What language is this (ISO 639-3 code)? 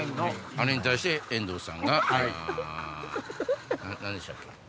jpn